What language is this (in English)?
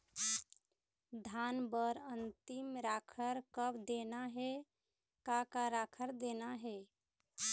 Chhattisgarhi